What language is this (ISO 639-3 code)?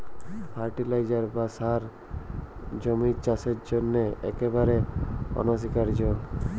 ben